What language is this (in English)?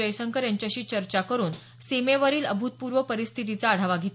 Marathi